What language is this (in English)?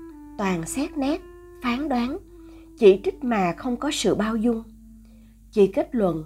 Vietnamese